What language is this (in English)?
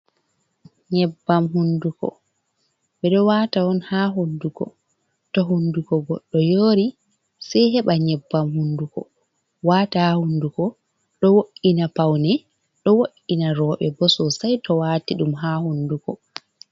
Fula